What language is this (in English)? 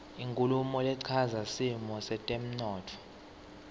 Swati